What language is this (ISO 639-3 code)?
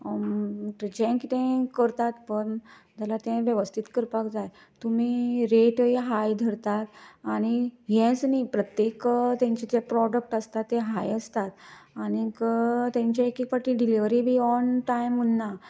kok